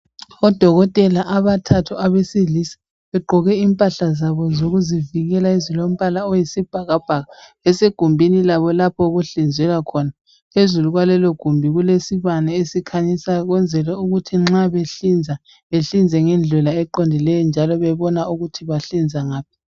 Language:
North Ndebele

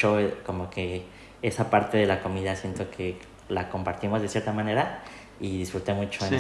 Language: Spanish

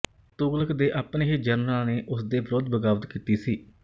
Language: Punjabi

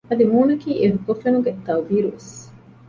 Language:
Divehi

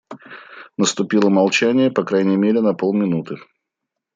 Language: Russian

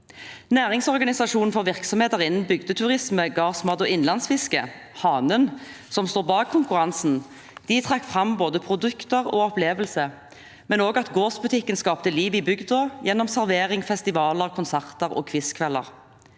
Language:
Norwegian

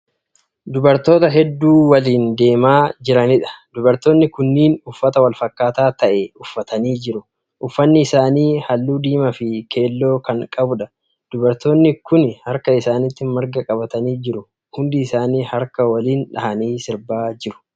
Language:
Oromo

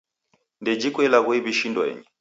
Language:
Taita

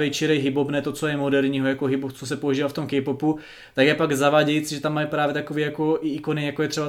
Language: Czech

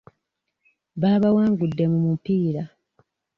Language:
Ganda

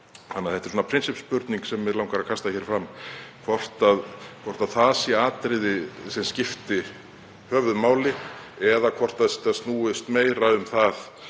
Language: Icelandic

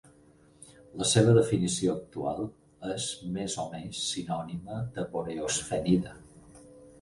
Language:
Catalan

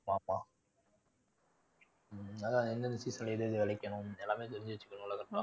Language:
Tamil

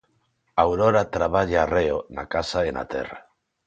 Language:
Galician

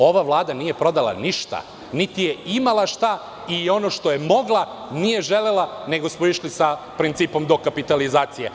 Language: Serbian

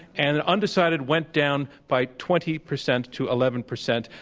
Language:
English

